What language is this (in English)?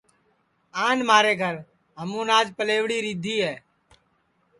Sansi